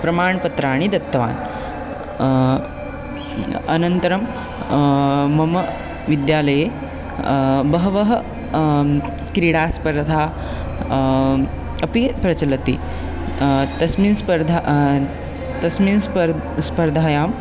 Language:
Sanskrit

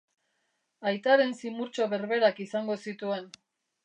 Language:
Basque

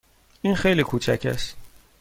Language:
Persian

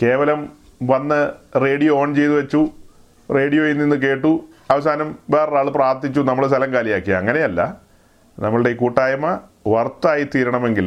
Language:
Malayalam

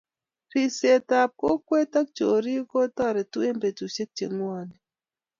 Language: Kalenjin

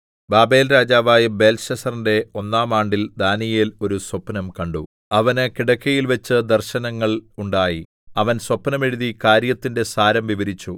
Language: Malayalam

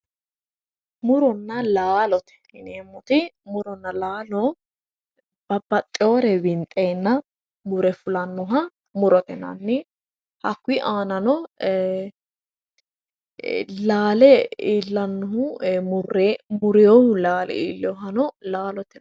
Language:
Sidamo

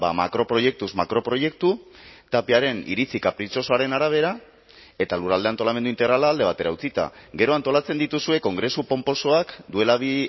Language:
Basque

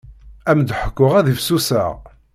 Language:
Kabyle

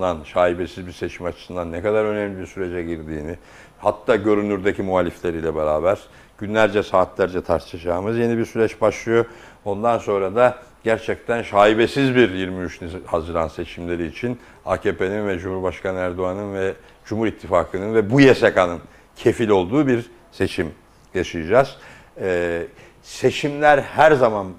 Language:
Turkish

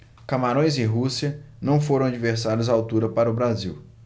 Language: Portuguese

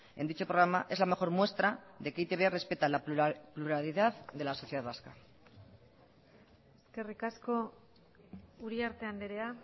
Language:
Spanish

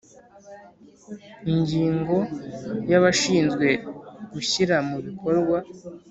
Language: Kinyarwanda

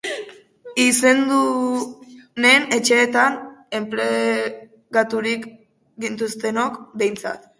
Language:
Basque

